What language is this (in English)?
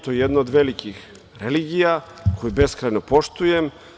Serbian